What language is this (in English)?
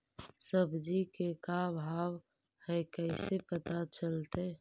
Magahi